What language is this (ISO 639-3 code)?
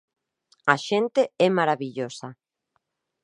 glg